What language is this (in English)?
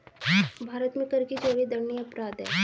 Hindi